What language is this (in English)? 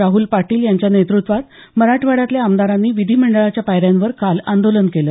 Marathi